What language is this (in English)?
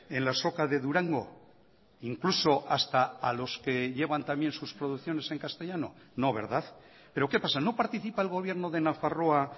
Spanish